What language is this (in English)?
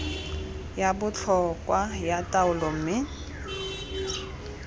Tswana